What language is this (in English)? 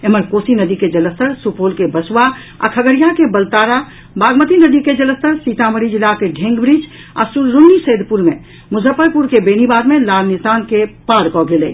Maithili